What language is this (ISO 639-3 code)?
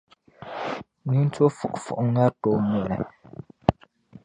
dag